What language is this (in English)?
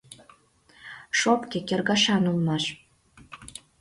Mari